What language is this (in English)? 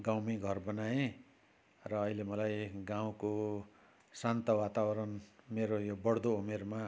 Nepali